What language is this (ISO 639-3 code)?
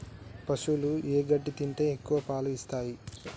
tel